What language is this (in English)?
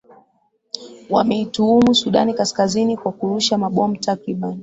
Swahili